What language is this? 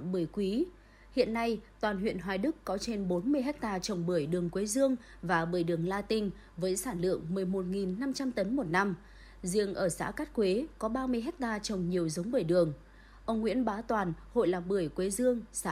Vietnamese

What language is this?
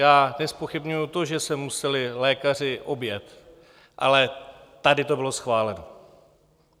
Czech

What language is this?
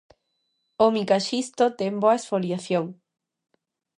Galician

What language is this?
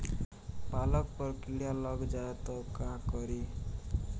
Bhojpuri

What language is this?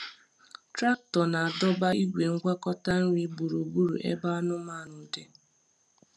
Igbo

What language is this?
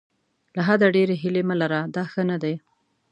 Pashto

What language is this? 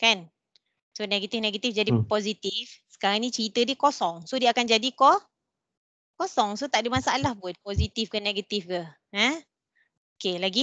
Malay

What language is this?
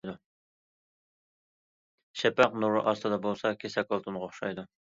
Uyghur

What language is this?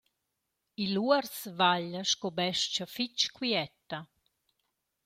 Romansh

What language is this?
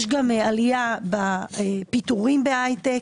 Hebrew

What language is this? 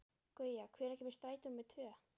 Icelandic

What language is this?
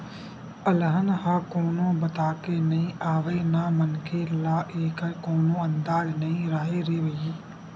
Chhattisgarhi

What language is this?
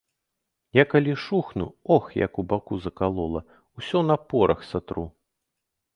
Belarusian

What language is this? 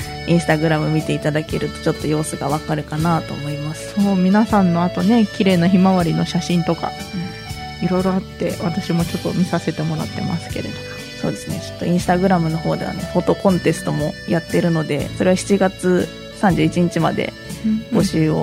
Japanese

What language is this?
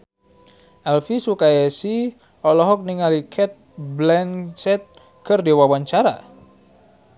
Sundanese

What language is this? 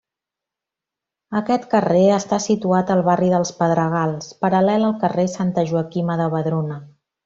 Catalan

